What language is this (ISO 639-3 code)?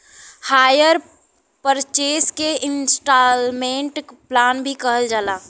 bho